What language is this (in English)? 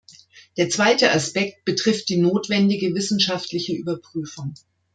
German